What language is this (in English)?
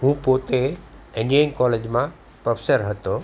Gujarati